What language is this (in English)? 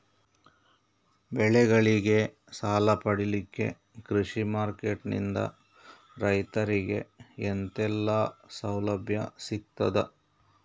Kannada